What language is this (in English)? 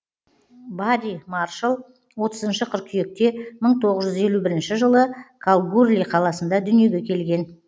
Kazakh